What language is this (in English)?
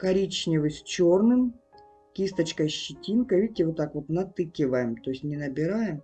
Russian